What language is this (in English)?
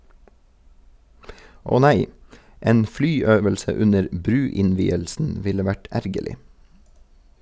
Norwegian